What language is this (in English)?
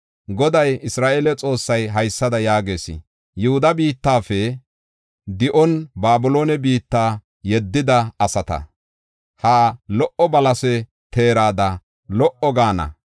Gofa